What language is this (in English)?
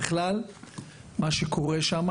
Hebrew